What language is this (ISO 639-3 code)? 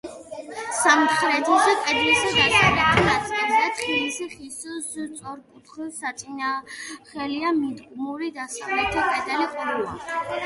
kat